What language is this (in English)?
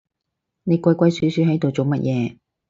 Cantonese